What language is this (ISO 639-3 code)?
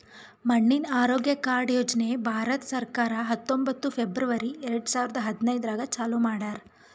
kan